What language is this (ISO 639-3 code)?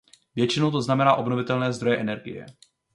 ces